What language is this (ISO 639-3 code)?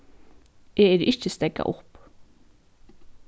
fao